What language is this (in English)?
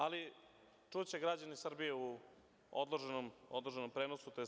Serbian